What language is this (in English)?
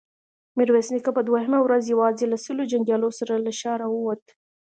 Pashto